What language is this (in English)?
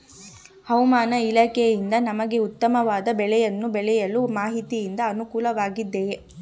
Kannada